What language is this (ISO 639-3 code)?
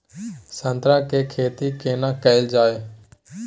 mai